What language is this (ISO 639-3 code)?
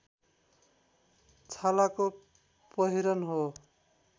nep